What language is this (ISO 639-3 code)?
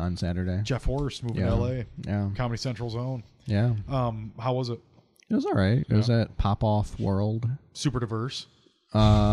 eng